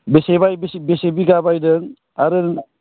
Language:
Bodo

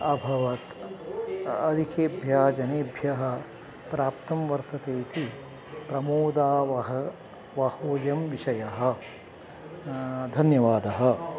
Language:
Sanskrit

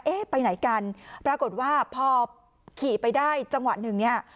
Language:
Thai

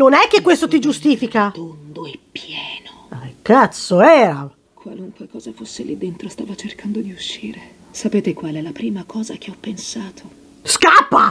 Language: Italian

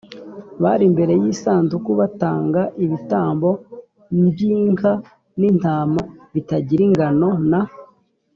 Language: Kinyarwanda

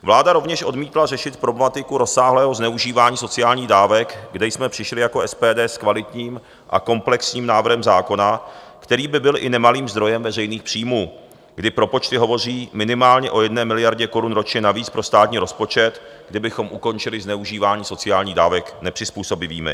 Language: Czech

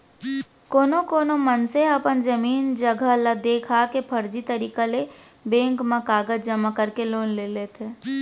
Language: Chhattisgarhi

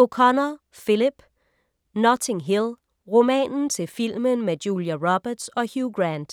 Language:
Danish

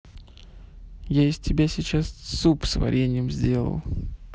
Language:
Russian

